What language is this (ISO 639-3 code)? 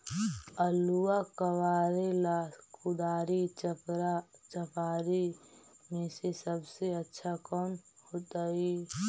mag